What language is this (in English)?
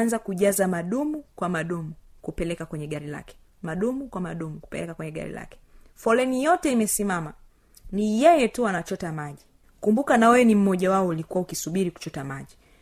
Swahili